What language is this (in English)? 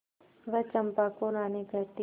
Hindi